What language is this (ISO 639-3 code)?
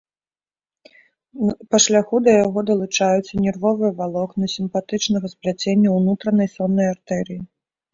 bel